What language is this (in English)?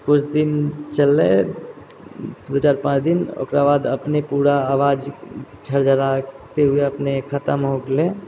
Maithili